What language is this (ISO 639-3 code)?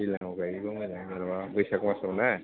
brx